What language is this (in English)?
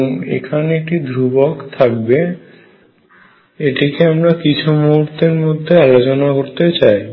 Bangla